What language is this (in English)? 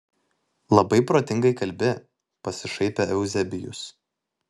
Lithuanian